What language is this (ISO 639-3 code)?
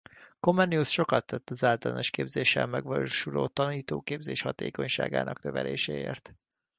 hun